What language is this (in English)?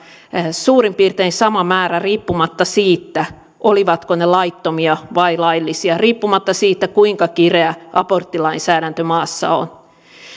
Finnish